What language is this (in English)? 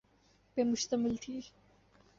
Urdu